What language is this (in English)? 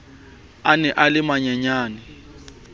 Southern Sotho